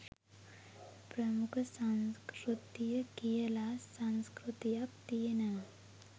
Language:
Sinhala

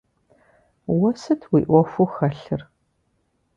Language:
Kabardian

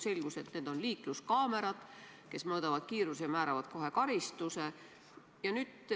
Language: Estonian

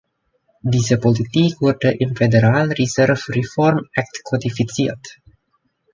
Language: German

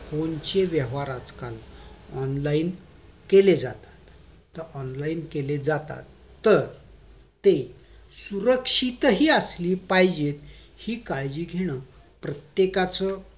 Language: Marathi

